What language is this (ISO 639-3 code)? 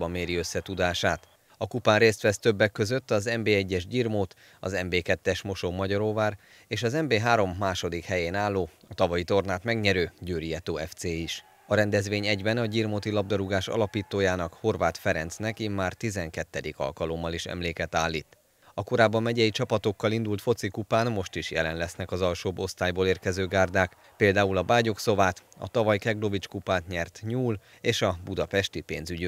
hun